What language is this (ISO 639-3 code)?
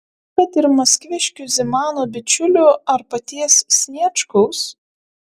lit